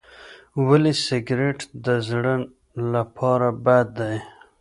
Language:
Pashto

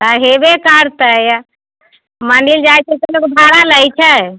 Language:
Maithili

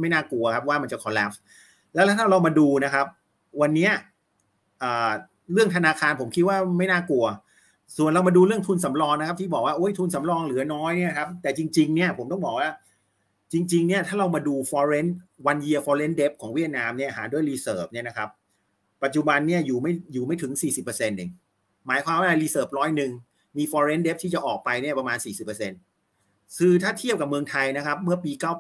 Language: Thai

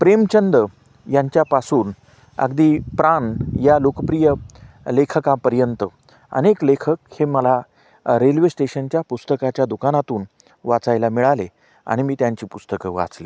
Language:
Marathi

